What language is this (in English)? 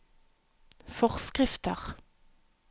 Norwegian